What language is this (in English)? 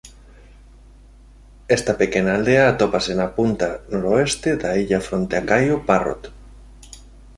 Galician